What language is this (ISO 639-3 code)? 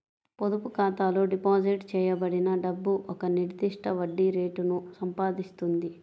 tel